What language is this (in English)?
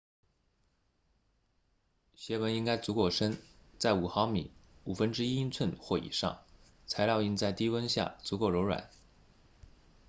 Chinese